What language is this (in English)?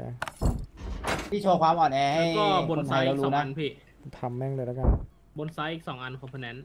Thai